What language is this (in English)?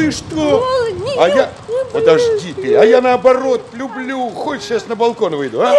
Russian